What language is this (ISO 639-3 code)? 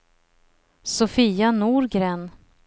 swe